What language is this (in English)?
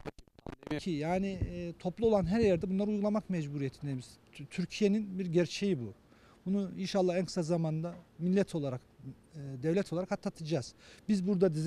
Turkish